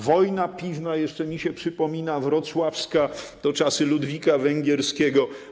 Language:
Polish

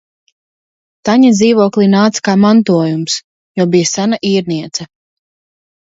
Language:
Latvian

